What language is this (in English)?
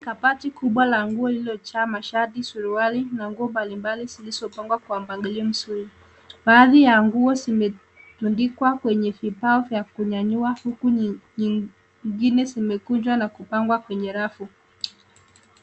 Swahili